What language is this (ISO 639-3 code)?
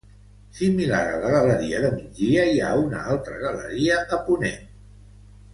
cat